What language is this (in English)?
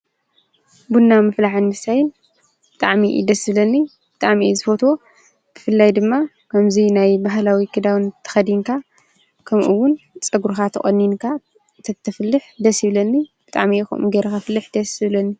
Tigrinya